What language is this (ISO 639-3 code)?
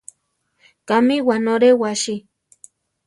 tar